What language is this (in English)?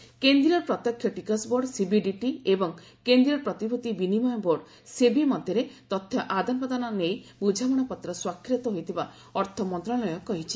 Odia